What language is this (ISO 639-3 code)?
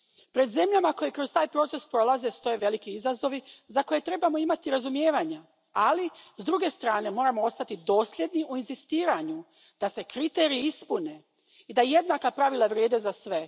hrv